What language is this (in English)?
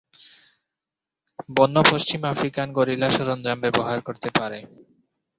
Bangla